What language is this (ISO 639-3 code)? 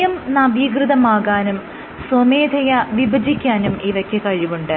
mal